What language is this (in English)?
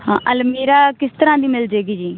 Punjabi